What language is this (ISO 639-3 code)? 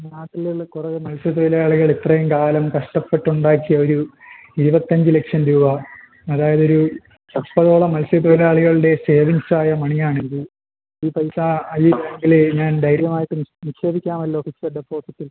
mal